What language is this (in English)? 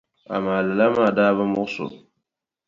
Dagbani